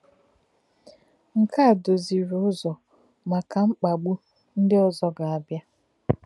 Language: Igbo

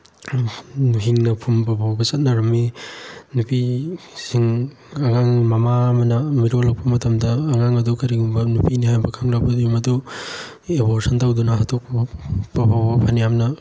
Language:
Manipuri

